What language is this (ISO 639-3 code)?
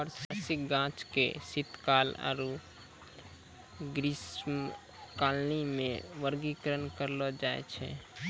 mai